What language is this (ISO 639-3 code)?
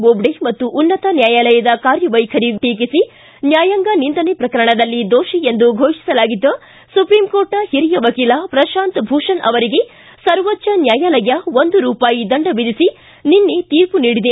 kan